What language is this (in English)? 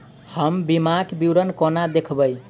Maithili